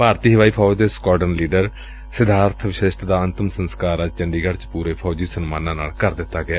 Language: Punjabi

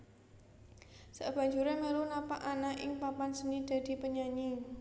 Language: Javanese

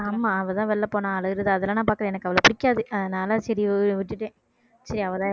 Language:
Tamil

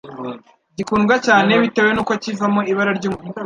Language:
Kinyarwanda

